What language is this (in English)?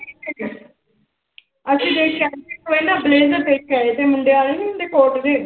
Punjabi